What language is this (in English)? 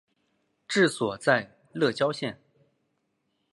Chinese